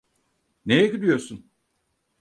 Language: Turkish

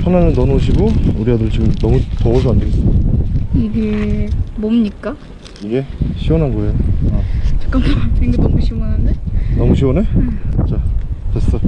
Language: Korean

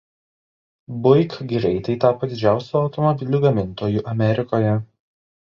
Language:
Lithuanian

